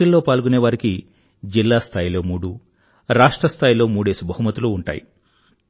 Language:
Telugu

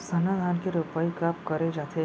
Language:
Chhattisgarhi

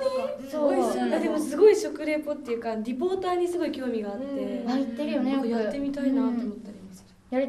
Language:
Japanese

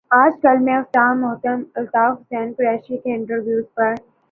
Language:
Urdu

